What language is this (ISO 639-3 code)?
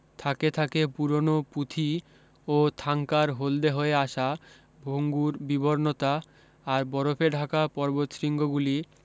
ben